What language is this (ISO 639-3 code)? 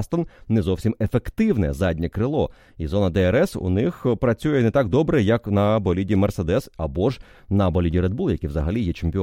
ukr